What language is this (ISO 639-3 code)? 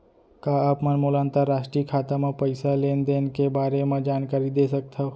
hne